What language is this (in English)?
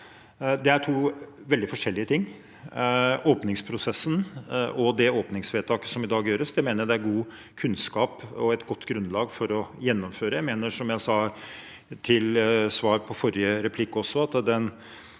Norwegian